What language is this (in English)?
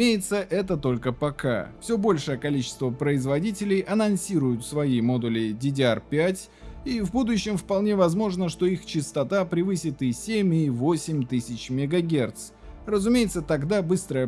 Russian